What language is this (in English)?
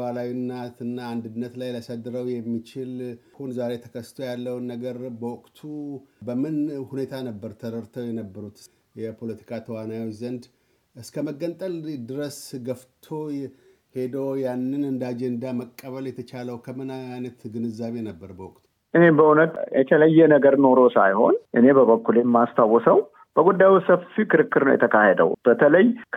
Amharic